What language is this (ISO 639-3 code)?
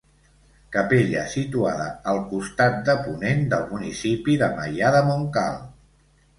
cat